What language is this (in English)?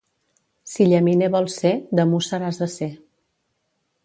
Catalan